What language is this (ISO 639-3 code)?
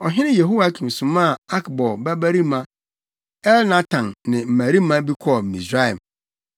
aka